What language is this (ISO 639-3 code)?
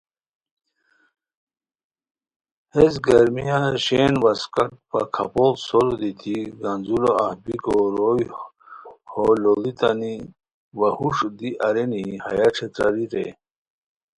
khw